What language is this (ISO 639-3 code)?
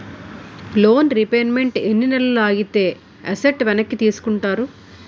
tel